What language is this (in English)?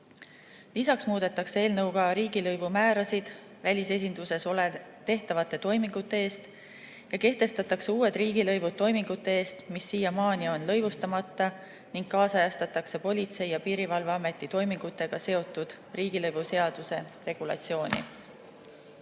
Estonian